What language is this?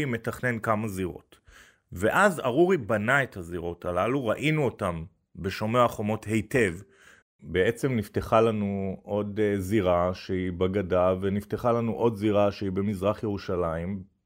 Hebrew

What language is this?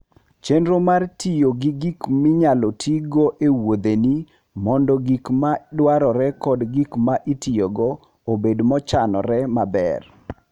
Luo (Kenya and Tanzania)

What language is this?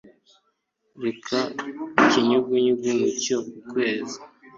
Kinyarwanda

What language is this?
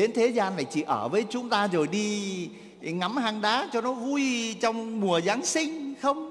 Vietnamese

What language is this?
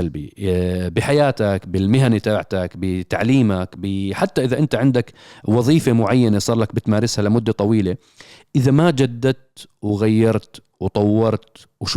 Arabic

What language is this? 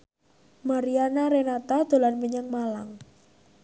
Javanese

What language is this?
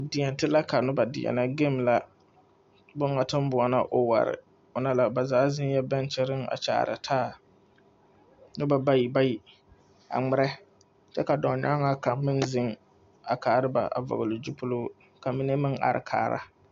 Southern Dagaare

